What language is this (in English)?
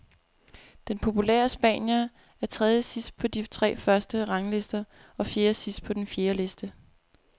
Danish